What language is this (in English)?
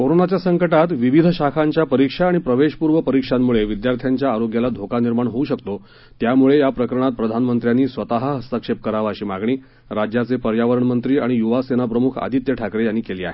Marathi